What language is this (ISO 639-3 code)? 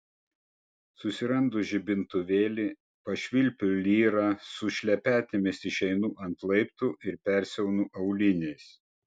lit